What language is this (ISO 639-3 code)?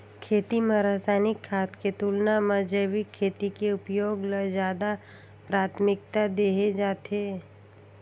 hne